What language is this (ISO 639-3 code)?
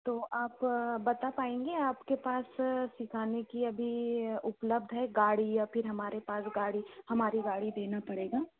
hin